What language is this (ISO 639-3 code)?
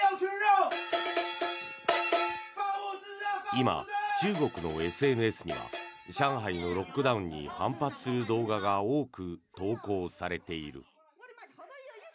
jpn